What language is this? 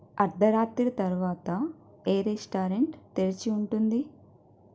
Telugu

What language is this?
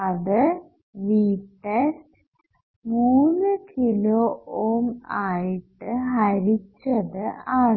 Malayalam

